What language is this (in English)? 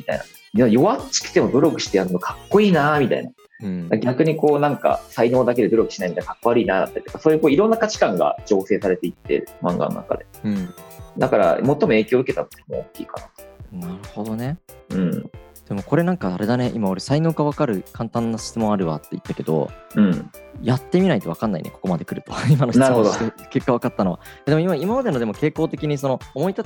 Japanese